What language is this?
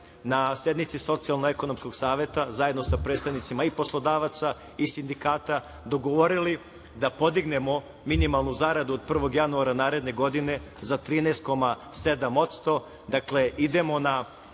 Serbian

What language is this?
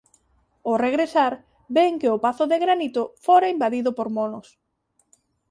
Galician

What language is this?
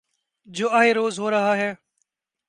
Urdu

